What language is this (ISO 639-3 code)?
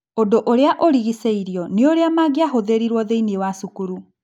kik